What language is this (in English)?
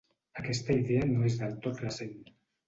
Catalan